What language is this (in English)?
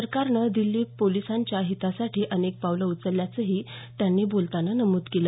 Marathi